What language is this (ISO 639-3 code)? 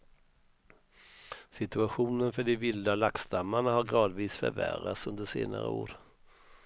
swe